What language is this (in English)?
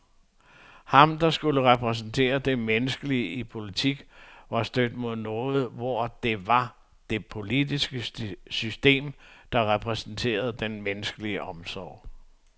Danish